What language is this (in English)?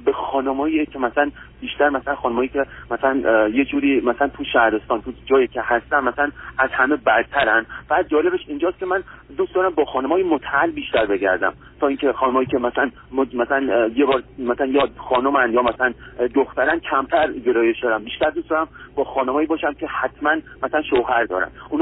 Persian